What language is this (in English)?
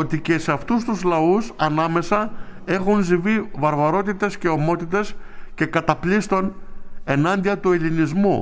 Greek